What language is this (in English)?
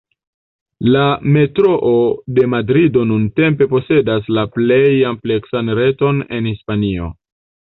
Esperanto